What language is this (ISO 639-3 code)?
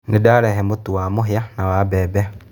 kik